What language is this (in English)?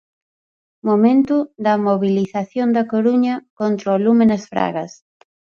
Galician